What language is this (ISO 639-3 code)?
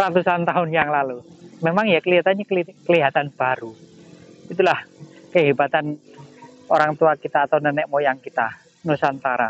ind